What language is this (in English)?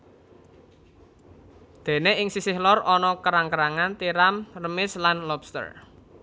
Javanese